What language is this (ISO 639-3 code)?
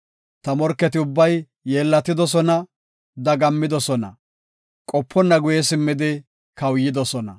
gof